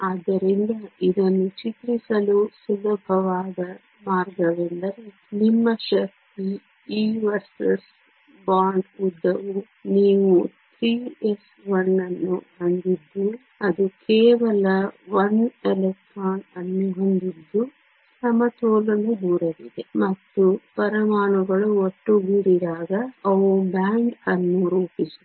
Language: Kannada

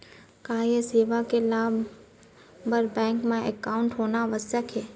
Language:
Chhattisgarhi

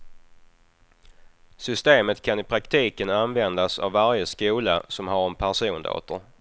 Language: Swedish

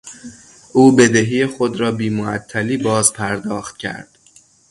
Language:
Persian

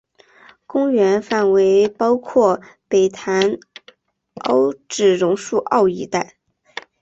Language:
Chinese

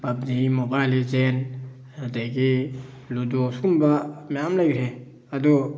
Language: Manipuri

